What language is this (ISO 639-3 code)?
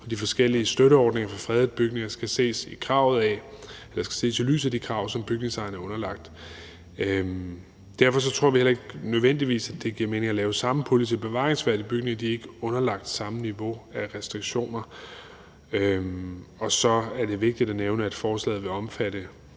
dan